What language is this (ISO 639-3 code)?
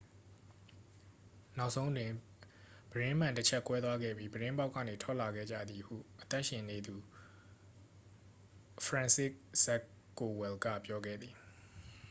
mya